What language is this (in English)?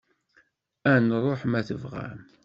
Kabyle